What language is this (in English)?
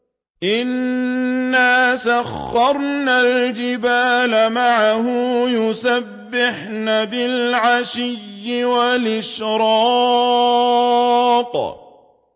Arabic